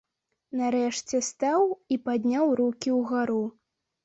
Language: Belarusian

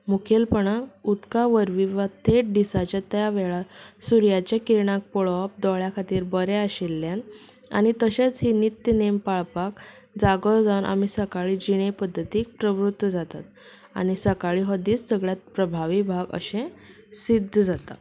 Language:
Konkani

